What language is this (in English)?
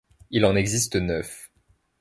French